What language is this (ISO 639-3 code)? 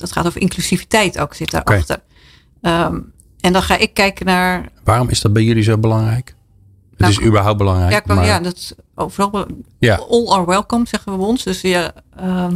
nld